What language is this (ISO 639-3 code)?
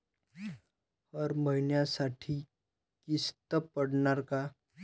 mar